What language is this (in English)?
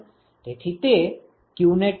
Gujarati